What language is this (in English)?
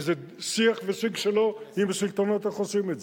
Hebrew